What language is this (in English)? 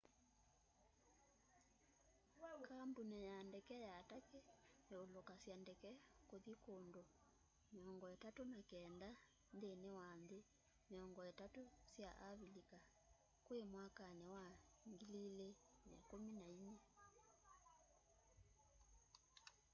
Kamba